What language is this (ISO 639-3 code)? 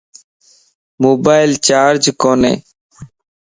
lss